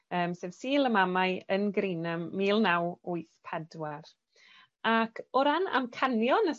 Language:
Welsh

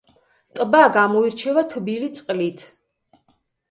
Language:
Georgian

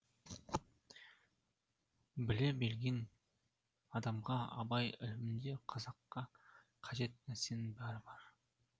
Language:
Kazakh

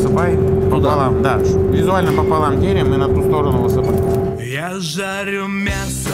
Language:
Russian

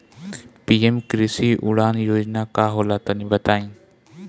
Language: Bhojpuri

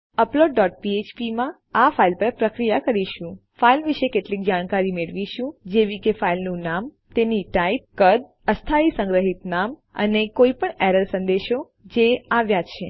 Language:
Gujarati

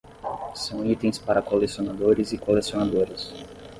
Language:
Portuguese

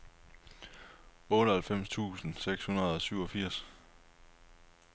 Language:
Danish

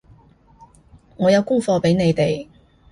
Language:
Cantonese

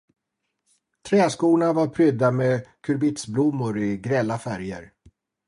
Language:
Swedish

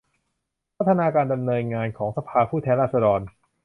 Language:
Thai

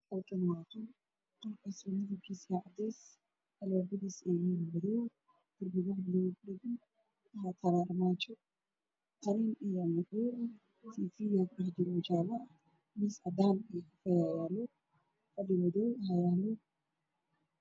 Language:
Somali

